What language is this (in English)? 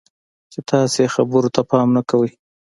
Pashto